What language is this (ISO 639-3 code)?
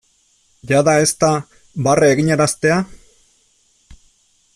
eus